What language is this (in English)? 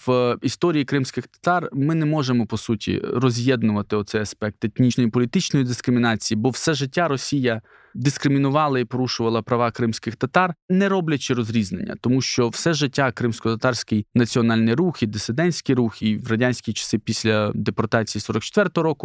Ukrainian